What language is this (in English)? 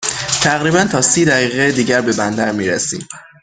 Persian